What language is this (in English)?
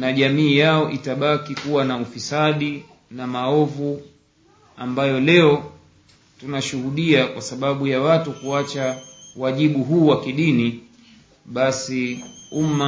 Swahili